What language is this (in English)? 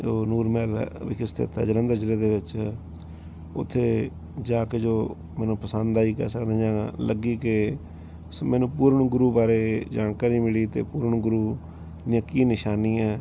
Punjabi